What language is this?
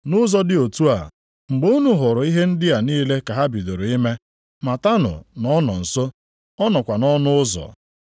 Igbo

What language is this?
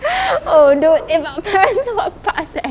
English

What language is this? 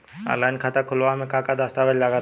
Bhojpuri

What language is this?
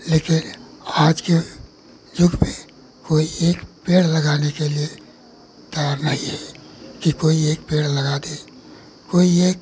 Hindi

